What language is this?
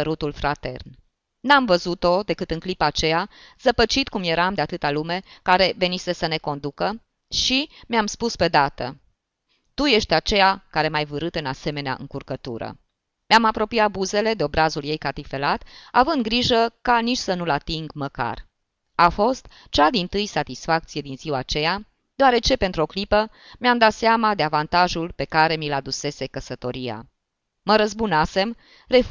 Romanian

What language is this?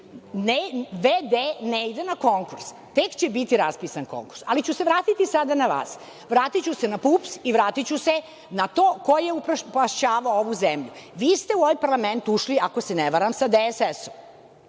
Serbian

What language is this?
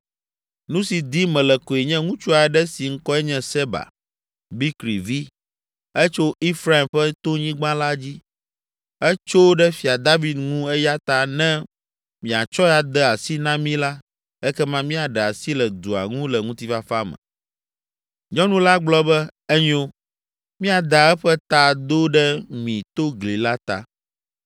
Ewe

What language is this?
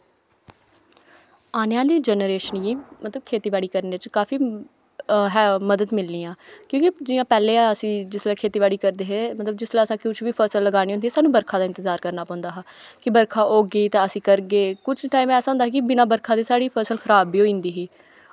Dogri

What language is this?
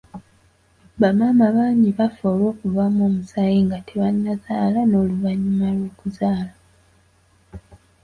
Ganda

